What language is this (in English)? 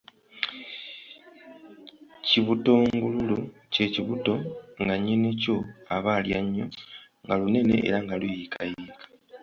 Ganda